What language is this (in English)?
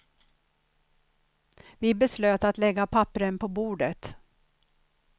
Swedish